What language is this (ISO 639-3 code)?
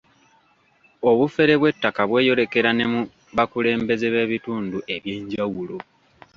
lug